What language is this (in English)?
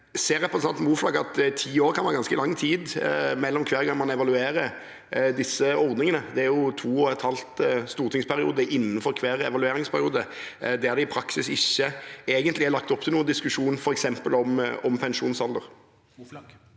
Norwegian